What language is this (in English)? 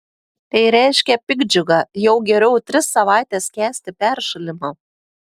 Lithuanian